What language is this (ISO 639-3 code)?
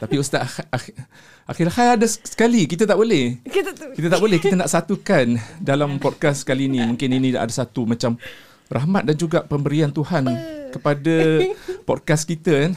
msa